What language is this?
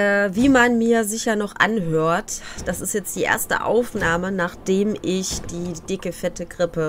German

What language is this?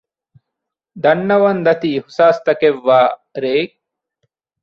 Divehi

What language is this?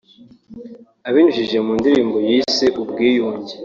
Kinyarwanda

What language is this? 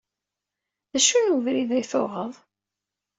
Kabyle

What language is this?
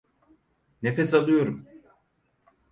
Turkish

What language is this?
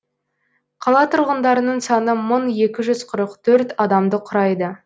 Kazakh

